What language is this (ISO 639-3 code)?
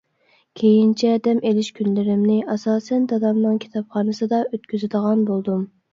uig